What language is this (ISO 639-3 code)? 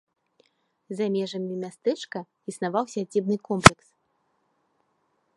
bel